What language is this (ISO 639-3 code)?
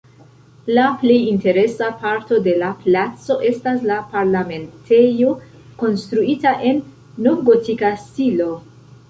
epo